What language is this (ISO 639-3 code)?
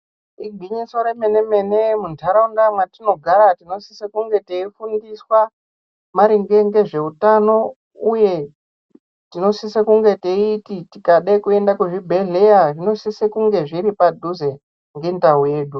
ndc